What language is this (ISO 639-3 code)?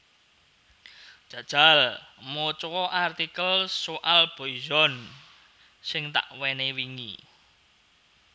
jav